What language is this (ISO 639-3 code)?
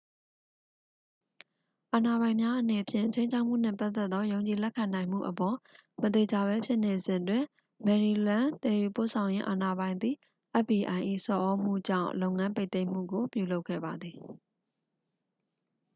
mya